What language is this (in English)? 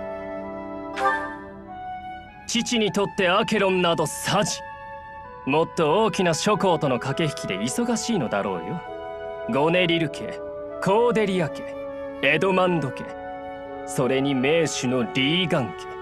Japanese